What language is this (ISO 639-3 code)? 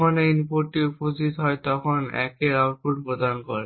ben